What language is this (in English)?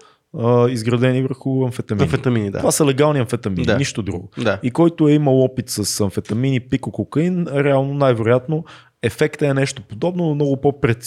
Bulgarian